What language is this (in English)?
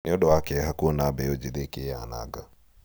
Kikuyu